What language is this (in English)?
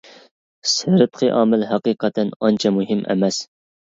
Uyghur